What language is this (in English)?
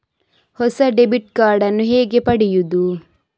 Kannada